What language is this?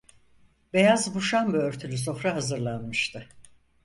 Turkish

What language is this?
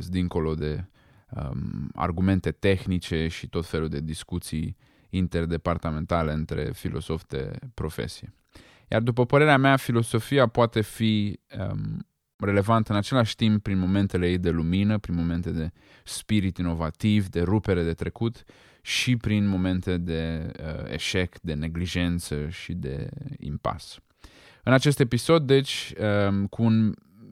Romanian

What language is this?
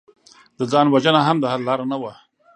Pashto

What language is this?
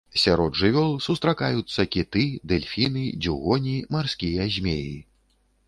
Belarusian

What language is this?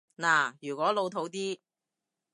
Cantonese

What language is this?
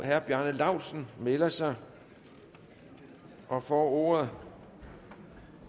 Danish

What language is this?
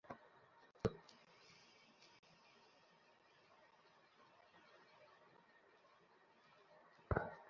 Bangla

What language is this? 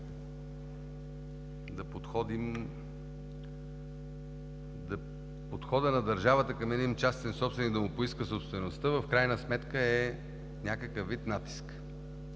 Bulgarian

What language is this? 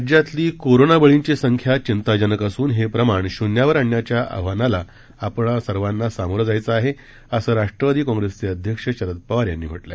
Marathi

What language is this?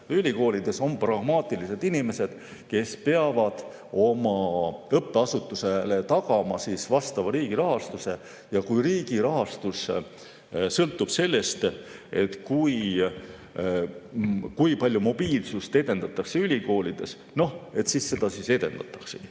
Estonian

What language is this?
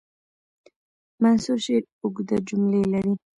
Pashto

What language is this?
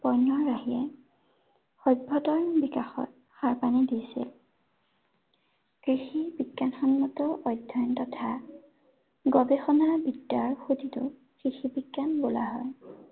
Assamese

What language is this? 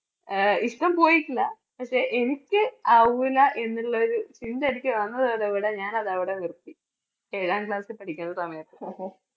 Malayalam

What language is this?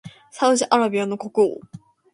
Japanese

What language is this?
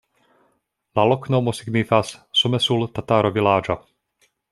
Esperanto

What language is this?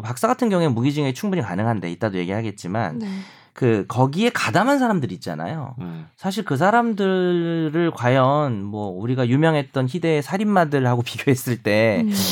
Korean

